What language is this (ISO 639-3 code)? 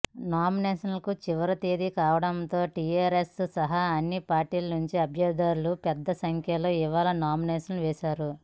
tel